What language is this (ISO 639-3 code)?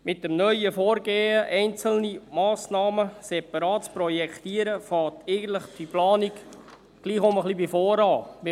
gsw